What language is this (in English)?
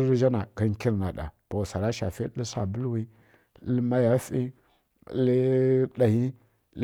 Kirya-Konzəl